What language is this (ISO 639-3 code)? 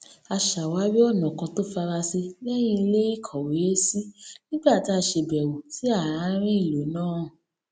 yor